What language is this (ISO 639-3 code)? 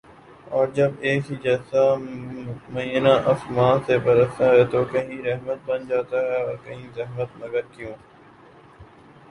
urd